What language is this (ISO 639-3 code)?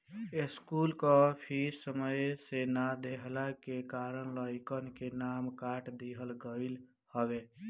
bho